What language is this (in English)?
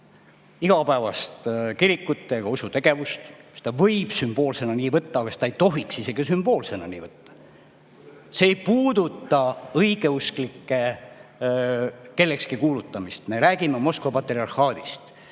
Estonian